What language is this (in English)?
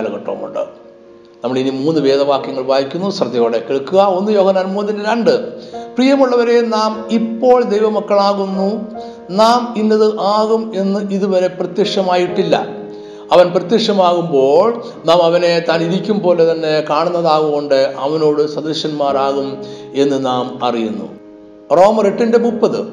Malayalam